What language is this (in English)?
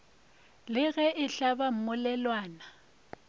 Northern Sotho